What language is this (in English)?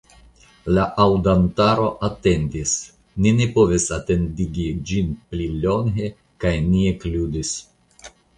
Esperanto